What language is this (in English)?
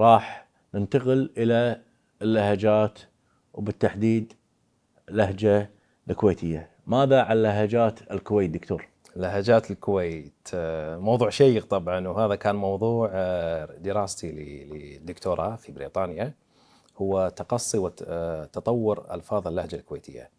Arabic